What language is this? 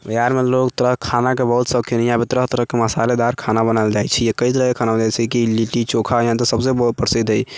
Maithili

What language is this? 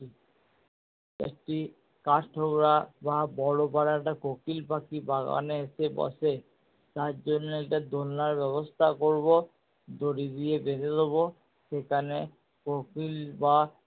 Bangla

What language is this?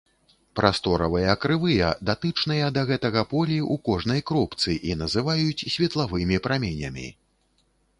Belarusian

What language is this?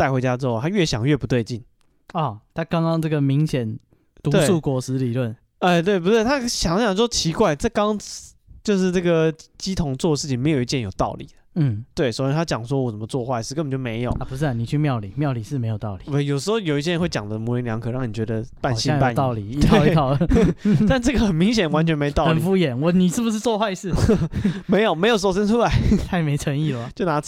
Chinese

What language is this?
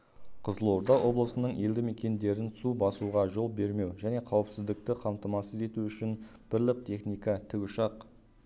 Kazakh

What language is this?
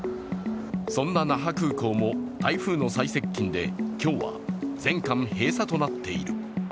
Japanese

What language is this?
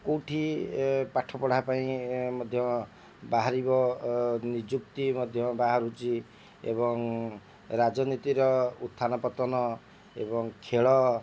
Odia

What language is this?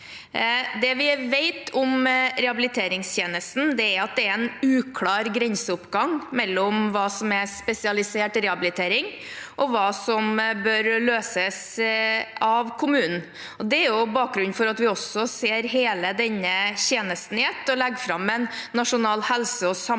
Norwegian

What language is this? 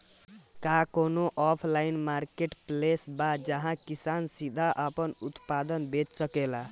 Bhojpuri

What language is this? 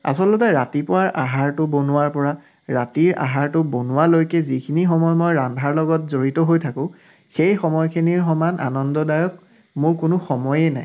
Assamese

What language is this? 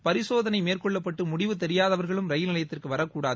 Tamil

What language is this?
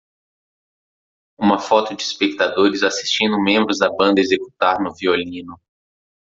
Portuguese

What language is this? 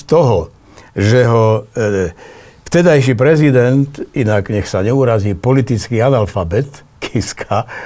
Slovak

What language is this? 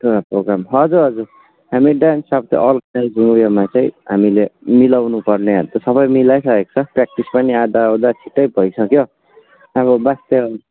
Nepali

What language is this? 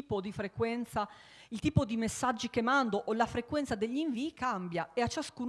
Italian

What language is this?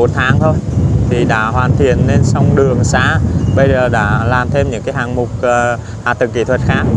Vietnamese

